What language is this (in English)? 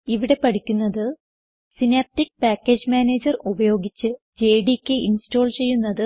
Malayalam